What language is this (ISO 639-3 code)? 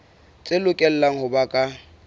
sot